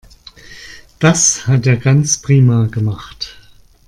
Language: German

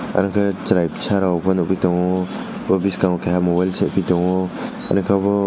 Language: Kok Borok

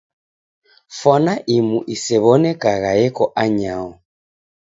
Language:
Taita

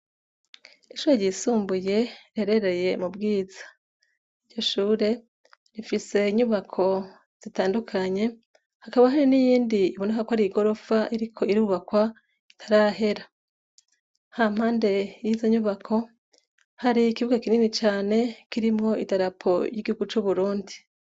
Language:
Rundi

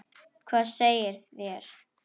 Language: Icelandic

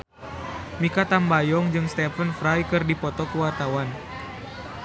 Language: Sundanese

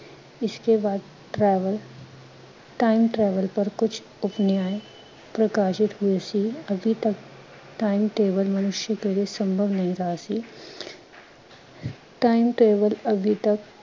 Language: Punjabi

